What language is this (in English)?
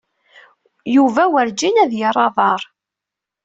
Kabyle